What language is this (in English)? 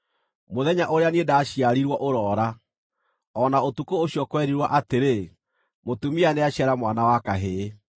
Kikuyu